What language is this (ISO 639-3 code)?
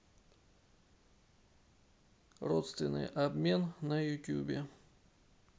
rus